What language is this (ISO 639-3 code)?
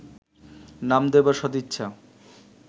ben